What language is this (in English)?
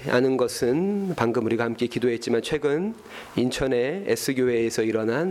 Korean